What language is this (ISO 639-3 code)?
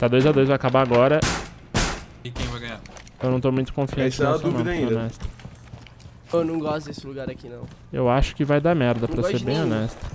por